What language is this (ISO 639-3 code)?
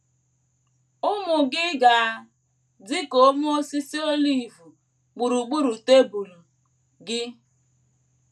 ibo